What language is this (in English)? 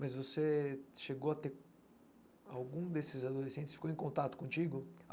Portuguese